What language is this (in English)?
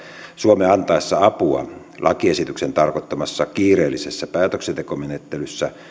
Finnish